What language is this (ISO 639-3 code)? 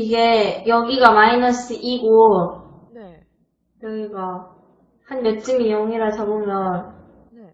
kor